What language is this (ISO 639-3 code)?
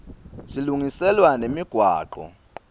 ssw